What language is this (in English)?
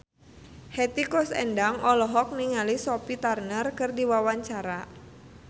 Sundanese